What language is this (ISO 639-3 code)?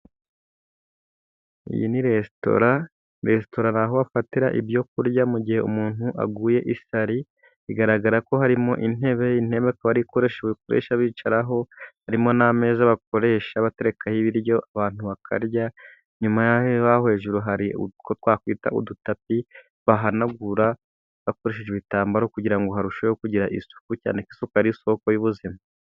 kin